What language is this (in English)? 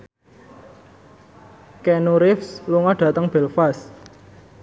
Javanese